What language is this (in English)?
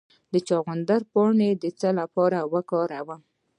Pashto